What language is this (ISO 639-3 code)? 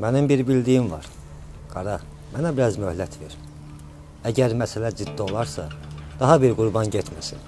tur